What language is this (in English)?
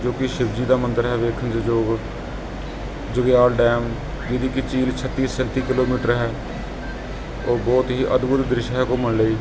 Punjabi